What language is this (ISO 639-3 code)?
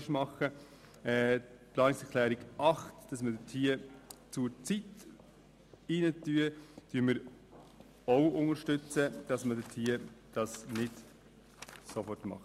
gsw